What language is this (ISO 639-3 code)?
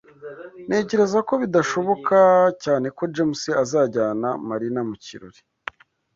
kin